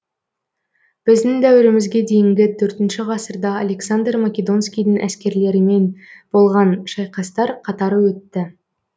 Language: Kazakh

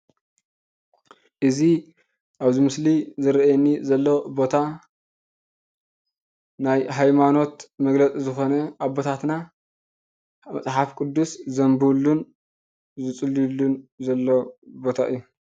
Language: Tigrinya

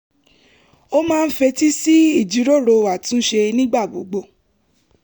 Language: Yoruba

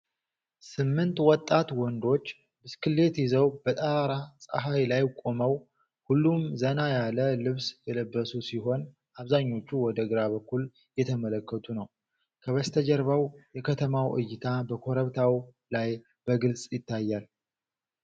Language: Amharic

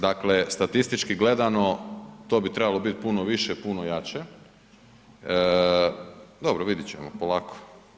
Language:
Croatian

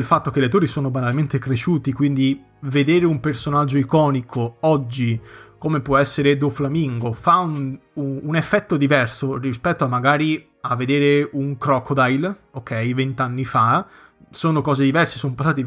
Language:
Italian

